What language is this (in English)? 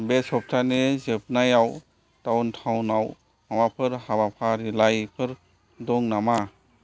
Bodo